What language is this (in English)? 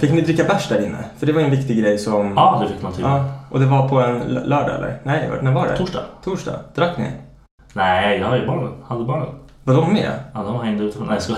Swedish